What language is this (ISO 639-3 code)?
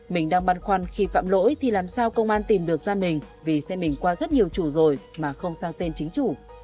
vie